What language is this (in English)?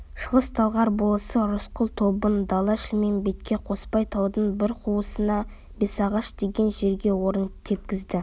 Kazakh